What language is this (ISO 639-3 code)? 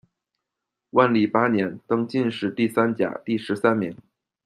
zho